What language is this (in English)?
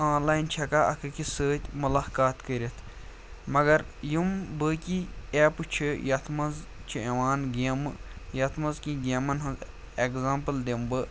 Kashmiri